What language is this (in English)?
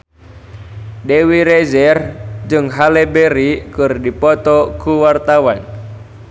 Sundanese